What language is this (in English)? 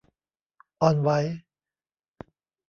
Thai